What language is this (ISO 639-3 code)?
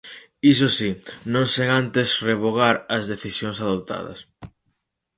glg